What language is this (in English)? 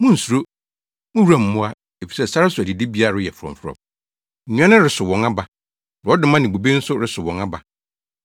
Akan